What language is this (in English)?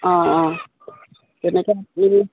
Assamese